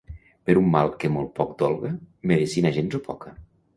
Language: Catalan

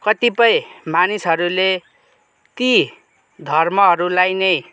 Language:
Nepali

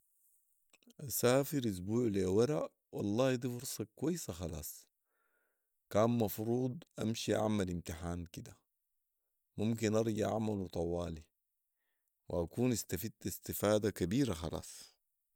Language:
Sudanese Arabic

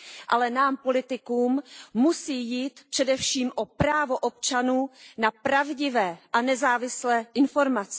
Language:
Czech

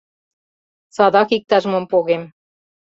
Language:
Mari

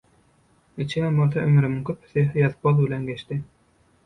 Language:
Turkmen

